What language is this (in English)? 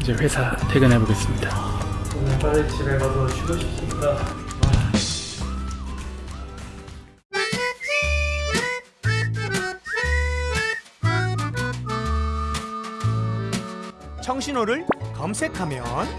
Korean